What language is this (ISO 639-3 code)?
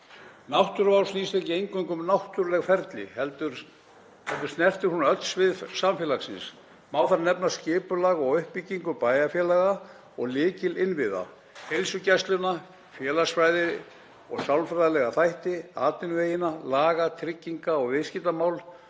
isl